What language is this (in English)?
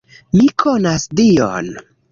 Esperanto